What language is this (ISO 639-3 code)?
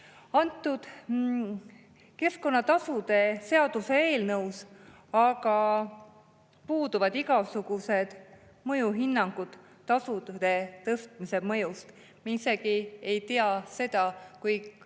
est